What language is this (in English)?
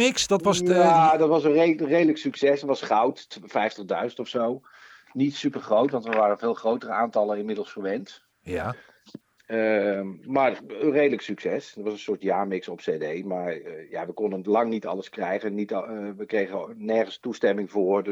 Dutch